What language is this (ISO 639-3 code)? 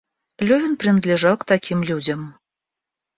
rus